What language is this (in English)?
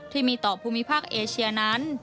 Thai